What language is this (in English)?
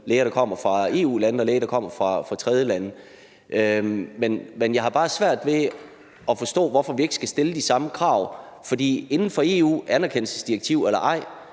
Danish